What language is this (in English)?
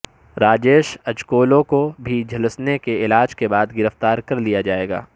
Urdu